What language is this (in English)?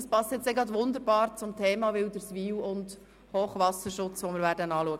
Swiss German